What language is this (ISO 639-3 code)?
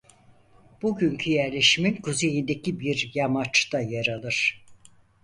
tur